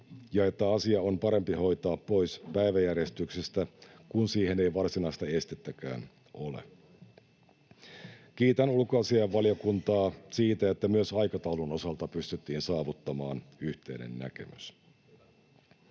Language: Finnish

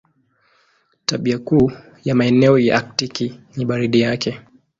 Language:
Swahili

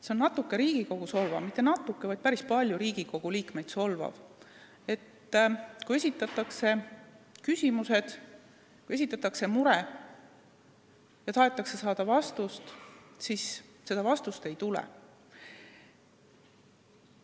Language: Estonian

